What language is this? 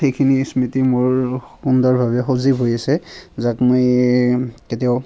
Assamese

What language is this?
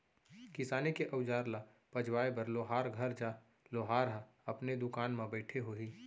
Chhattisgarhi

